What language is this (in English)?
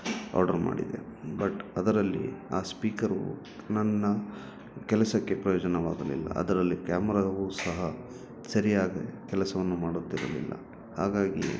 Kannada